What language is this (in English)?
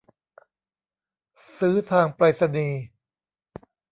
Thai